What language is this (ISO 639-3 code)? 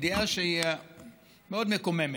heb